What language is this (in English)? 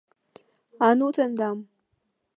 Mari